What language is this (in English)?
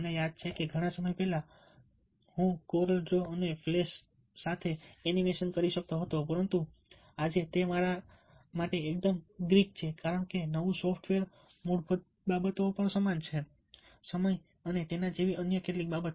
Gujarati